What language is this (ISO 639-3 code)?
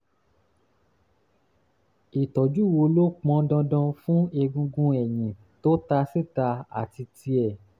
yor